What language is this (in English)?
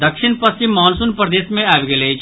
Maithili